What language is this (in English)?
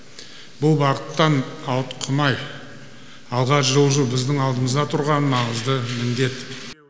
Kazakh